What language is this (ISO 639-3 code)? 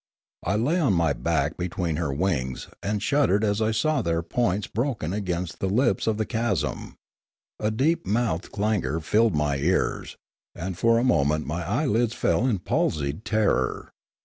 eng